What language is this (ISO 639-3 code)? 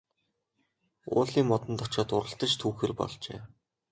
mon